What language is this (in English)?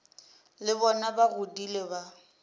Northern Sotho